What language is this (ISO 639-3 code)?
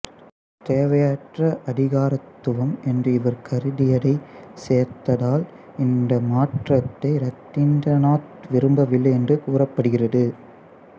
tam